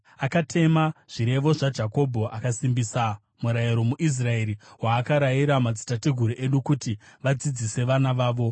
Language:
Shona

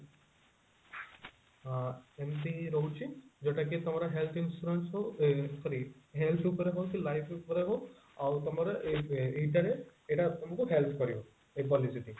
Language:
Odia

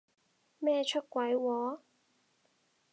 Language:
Cantonese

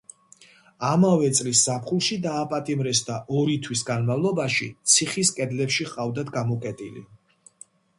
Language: Georgian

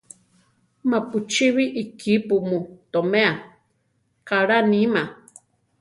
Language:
Central Tarahumara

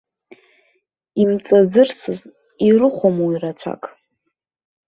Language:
Abkhazian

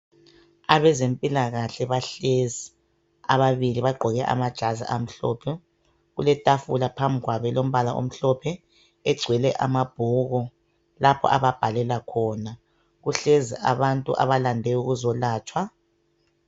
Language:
North Ndebele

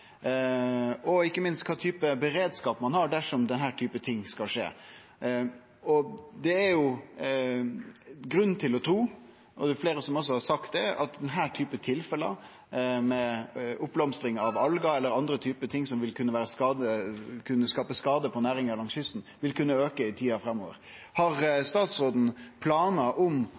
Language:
Norwegian Nynorsk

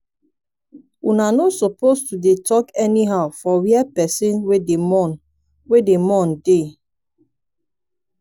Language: Nigerian Pidgin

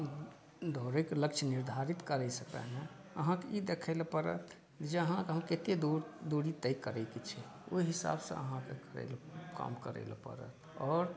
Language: Maithili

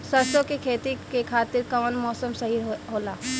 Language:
Bhojpuri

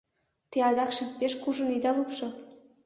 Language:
Mari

